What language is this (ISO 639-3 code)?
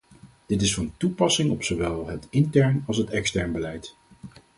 nld